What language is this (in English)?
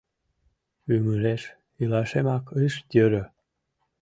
Mari